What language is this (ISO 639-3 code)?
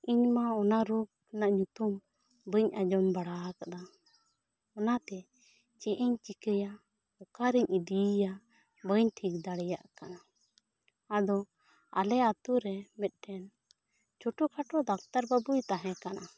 sat